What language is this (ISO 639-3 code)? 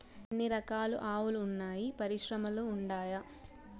tel